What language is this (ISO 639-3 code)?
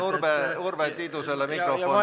est